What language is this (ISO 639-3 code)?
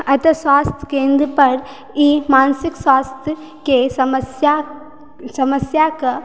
mai